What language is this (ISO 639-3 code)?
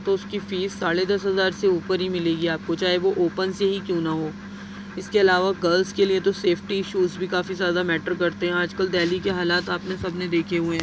urd